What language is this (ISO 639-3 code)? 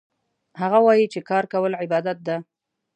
pus